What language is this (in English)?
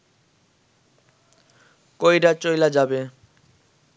Bangla